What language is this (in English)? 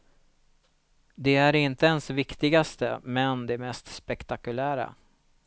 Swedish